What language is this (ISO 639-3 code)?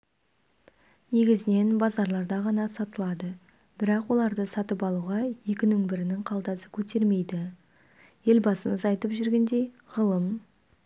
kaz